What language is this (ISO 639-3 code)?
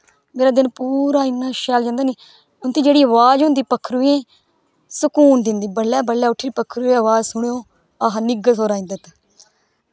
doi